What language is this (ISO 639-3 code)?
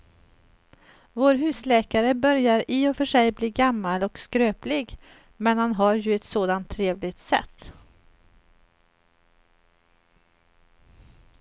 swe